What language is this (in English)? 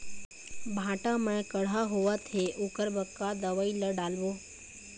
Chhattisgarhi